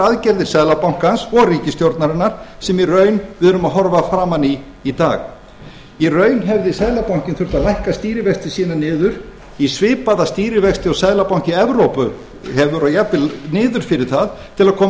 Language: Icelandic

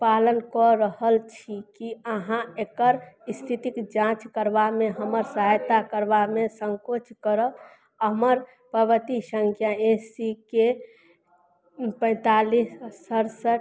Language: Maithili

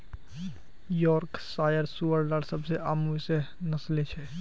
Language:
Magahi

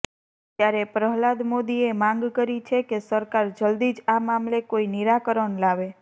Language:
Gujarati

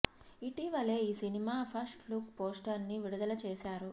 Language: Telugu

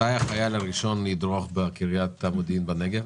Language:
Hebrew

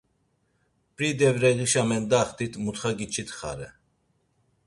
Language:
Laz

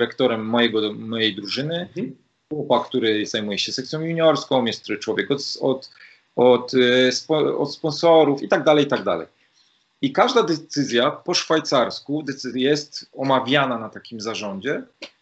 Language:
Polish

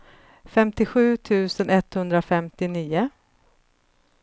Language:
Swedish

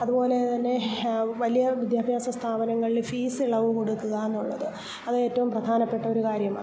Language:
Malayalam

